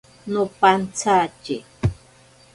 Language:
Ashéninka Perené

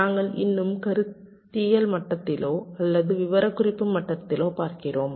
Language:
Tamil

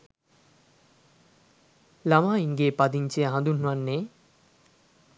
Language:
Sinhala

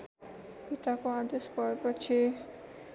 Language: Nepali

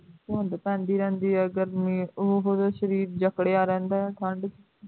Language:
Punjabi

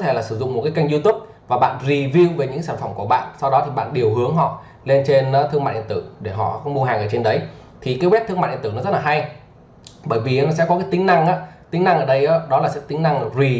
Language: Vietnamese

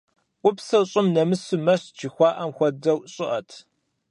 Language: Kabardian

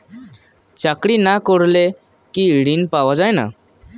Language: Bangla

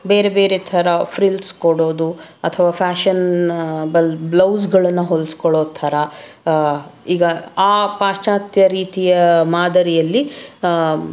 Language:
Kannada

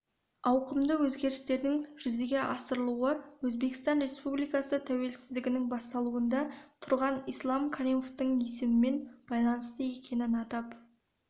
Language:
Kazakh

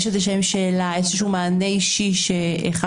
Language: Hebrew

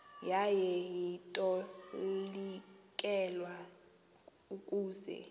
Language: Xhosa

